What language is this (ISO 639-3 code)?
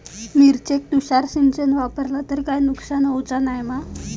mar